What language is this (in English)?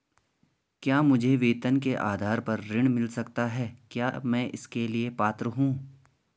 Hindi